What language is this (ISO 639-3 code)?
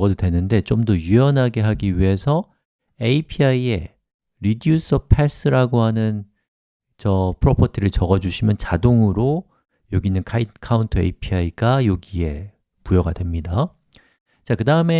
kor